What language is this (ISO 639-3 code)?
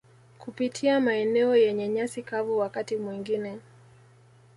swa